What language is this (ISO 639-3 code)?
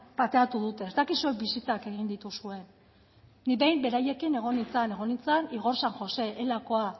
eus